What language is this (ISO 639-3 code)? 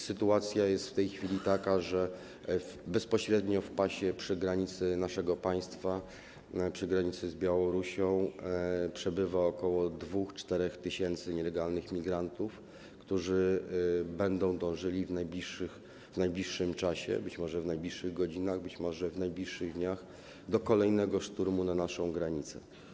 pol